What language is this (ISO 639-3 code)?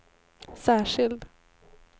swe